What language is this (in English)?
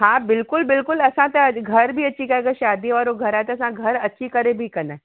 Sindhi